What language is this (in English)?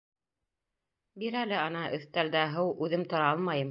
Bashkir